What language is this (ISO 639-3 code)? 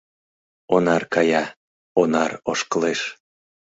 chm